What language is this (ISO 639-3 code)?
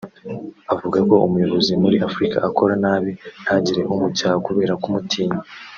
kin